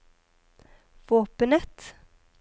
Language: Norwegian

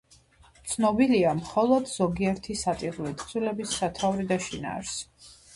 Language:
Georgian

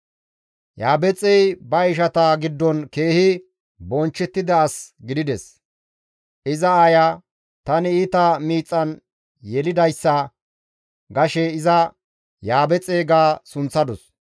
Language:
Gamo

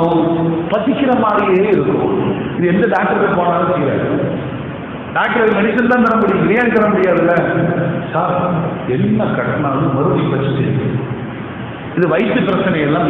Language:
Arabic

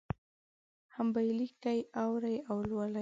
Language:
Pashto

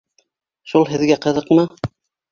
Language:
Bashkir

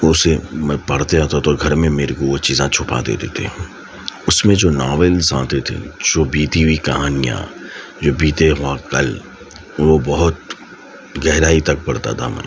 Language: Urdu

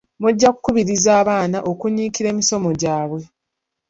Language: Ganda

